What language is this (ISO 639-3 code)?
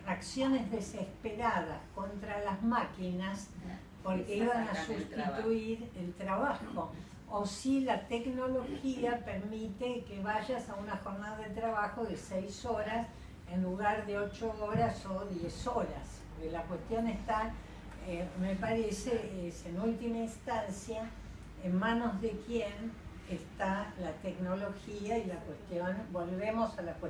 spa